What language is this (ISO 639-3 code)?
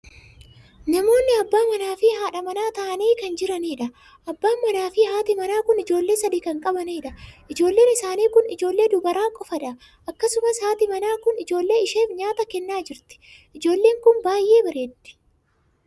orm